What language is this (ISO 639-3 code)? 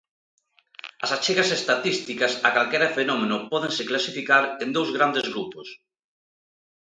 glg